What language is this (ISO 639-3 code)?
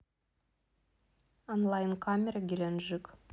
rus